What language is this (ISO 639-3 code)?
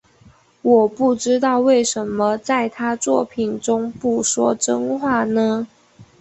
zho